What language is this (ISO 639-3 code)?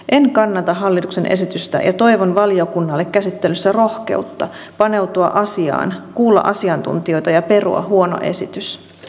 fin